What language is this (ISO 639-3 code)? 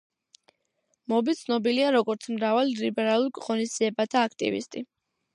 kat